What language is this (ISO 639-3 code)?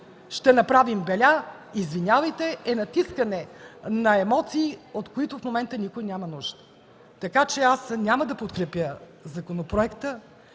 bul